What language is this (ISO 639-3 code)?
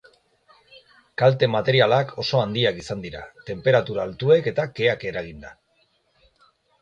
eus